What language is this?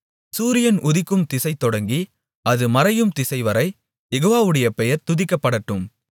Tamil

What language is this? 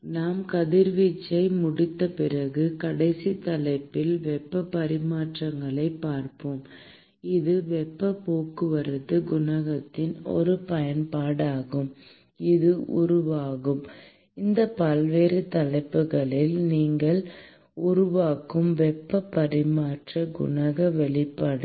Tamil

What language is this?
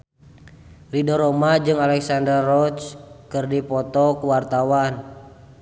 Sundanese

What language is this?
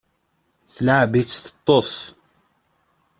Kabyle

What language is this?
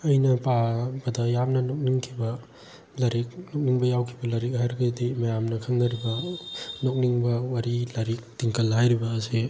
Manipuri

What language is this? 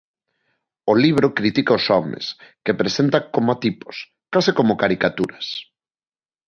Galician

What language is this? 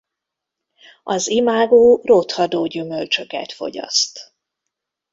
Hungarian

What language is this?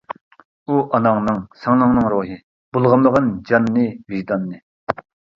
Uyghur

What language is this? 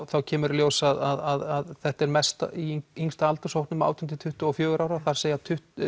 Icelandic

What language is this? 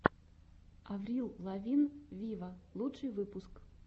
Russian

